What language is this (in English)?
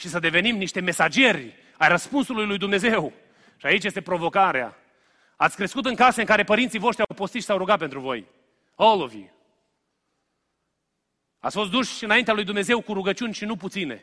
Romanian